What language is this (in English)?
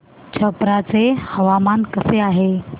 Marathi